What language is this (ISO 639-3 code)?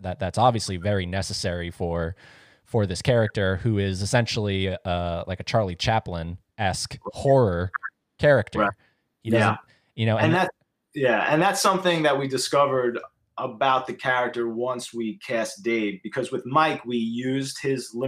eng